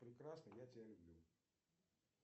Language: Russian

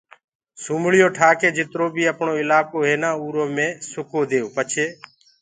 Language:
Gurgula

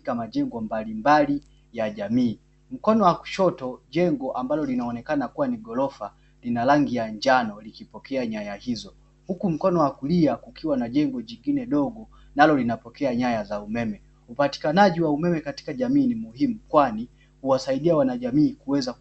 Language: Swahili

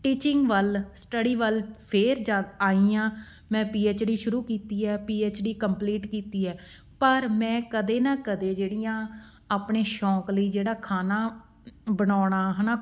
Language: Punjabi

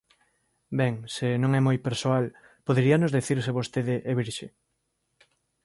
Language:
Galician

